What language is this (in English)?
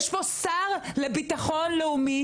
Hebrew